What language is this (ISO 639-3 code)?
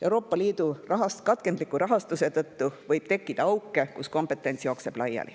est